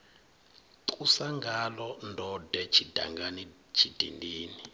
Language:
Venda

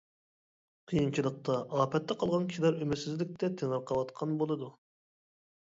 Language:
Uyghur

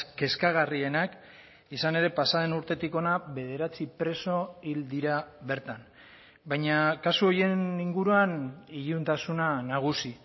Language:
Basque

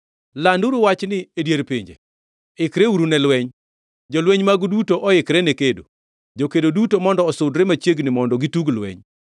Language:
Luo (Kenya and Tanzania)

